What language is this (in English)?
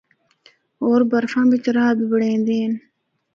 Northern Hindko